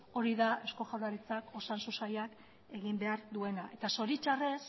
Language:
Basque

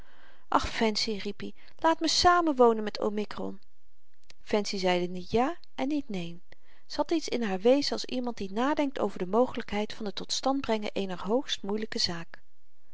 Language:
Dutch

